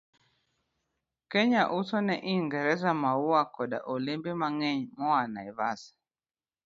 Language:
Luo (Kenya and Tanzania)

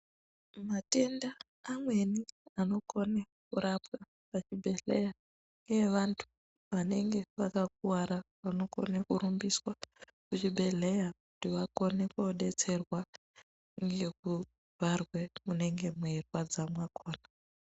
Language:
Ndau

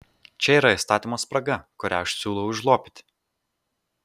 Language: Lithuanian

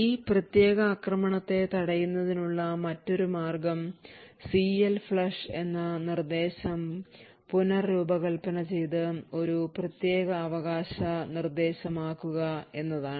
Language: Malayalam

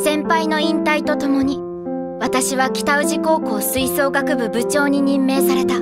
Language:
Japanese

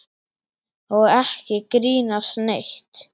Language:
Icelandic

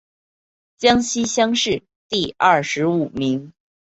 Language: Chinese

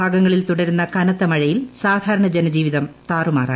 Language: Malayalam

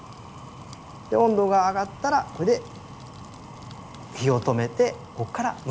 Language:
Japanese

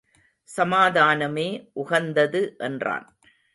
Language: Tamil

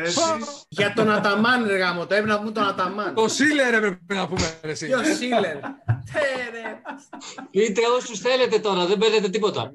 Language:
Greek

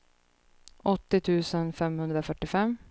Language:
Swedish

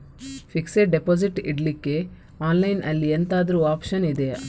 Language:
Kannada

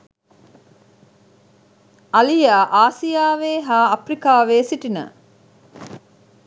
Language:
Sinhala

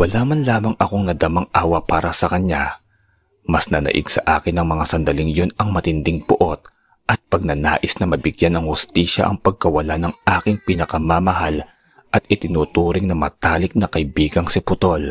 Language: Filipino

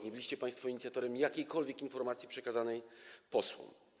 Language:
Polish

